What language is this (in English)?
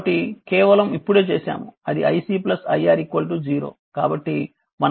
Telugu